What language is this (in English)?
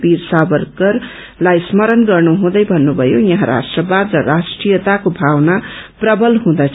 Nepali